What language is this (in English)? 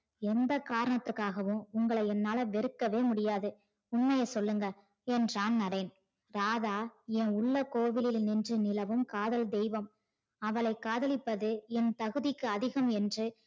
Tamil